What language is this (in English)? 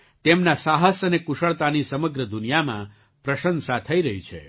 Gujarati